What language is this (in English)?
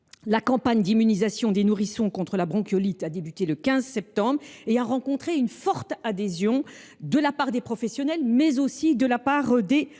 French